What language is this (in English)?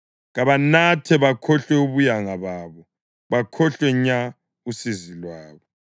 North Ndebele